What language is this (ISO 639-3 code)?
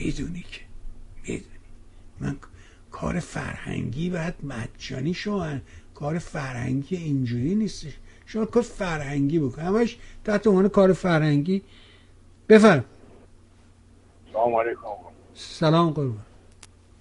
fas